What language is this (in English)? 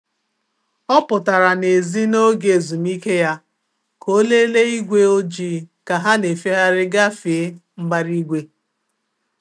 Igbo